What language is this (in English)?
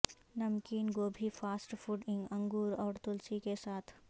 Urdu